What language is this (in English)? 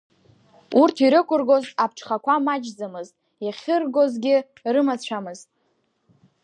Abkhazian